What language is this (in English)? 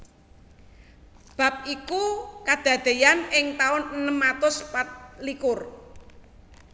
Javanese